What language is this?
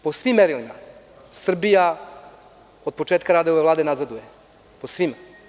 Serbian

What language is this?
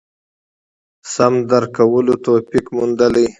Pashto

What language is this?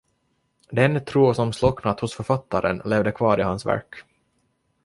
Swedish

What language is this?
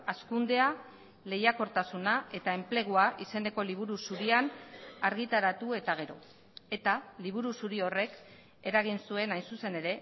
Basque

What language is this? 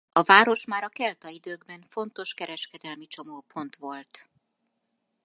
Hungarian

